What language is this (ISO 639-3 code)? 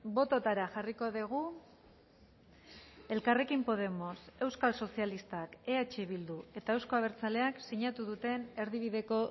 eus